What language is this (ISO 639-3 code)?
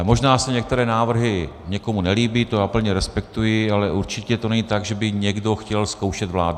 ces